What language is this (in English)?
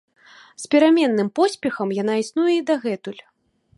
Belarusian